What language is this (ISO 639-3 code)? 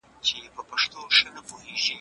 pus